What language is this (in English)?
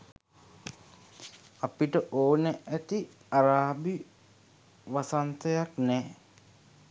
Sinhala